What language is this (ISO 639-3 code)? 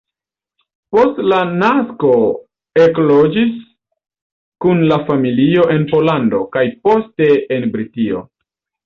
epo